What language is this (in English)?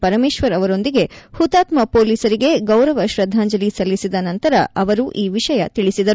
Kannada